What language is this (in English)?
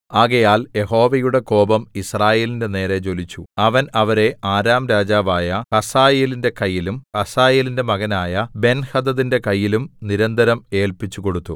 Malayalam